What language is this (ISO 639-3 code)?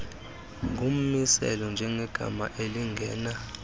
xho